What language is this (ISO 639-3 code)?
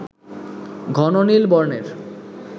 ben